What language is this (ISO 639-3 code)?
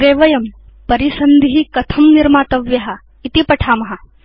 san